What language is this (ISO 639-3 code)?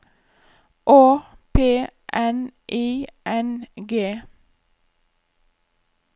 nor